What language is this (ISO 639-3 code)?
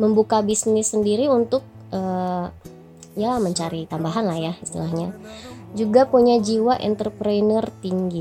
ind